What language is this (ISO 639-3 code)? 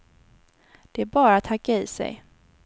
swe